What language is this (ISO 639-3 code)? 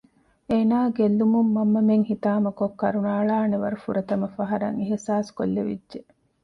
div